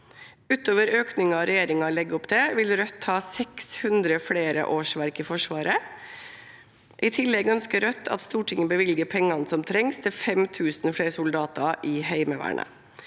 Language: Norwegian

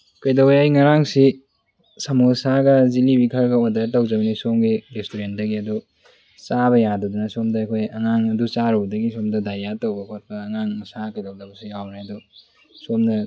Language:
Manipuri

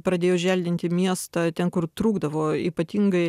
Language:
Lithuanian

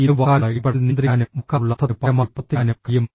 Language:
Malayalam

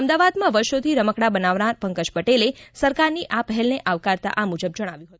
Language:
Gujarati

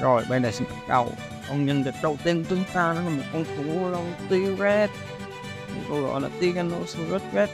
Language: Vietnamese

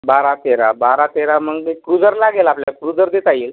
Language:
Marathi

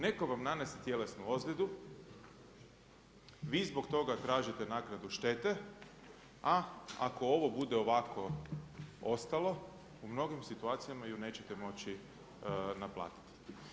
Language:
Croatian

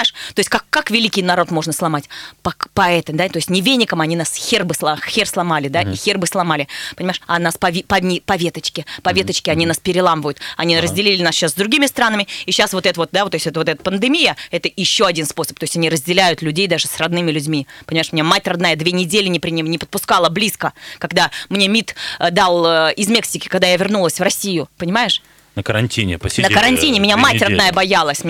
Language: Russian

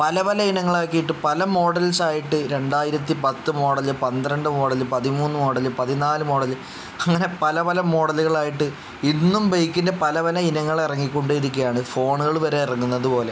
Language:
Malayalam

